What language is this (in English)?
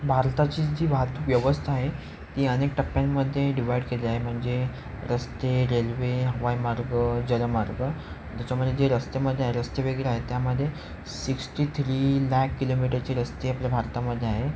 Marathi